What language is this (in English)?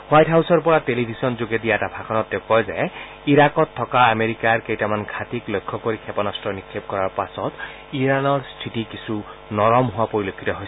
Assamese